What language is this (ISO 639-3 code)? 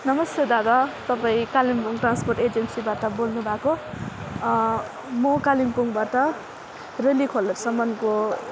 nep